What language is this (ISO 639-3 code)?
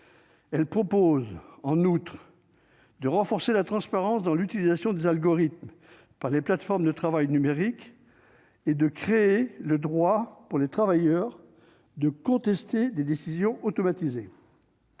fra